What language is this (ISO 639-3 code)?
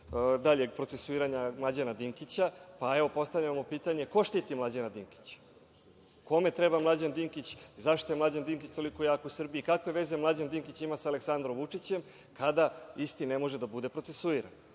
srp